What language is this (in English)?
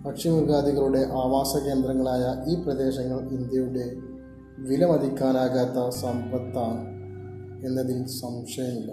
Malayalam